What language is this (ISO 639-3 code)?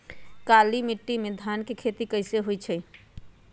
mag